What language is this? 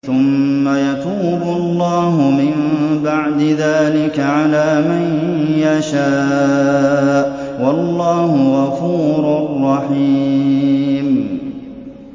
Arabic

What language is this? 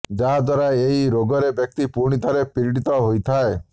Odia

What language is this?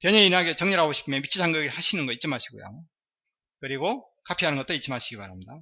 Korean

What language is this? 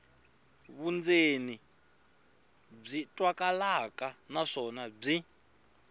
Tsonga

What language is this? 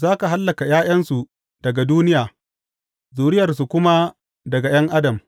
Hausa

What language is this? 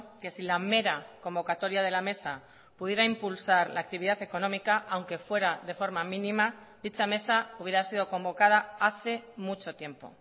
Spanish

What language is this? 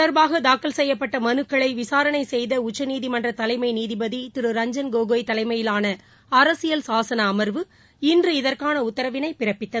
Tamil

